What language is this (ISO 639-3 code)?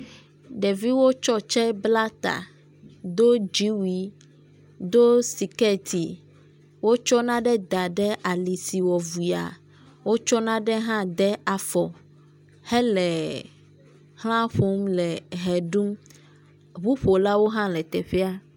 ewe